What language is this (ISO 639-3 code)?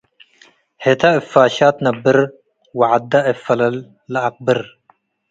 tig